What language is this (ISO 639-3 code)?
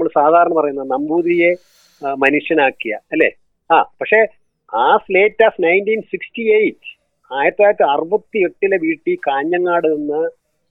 mal